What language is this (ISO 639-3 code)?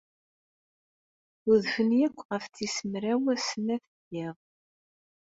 kab